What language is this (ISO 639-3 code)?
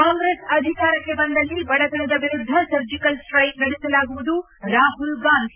kan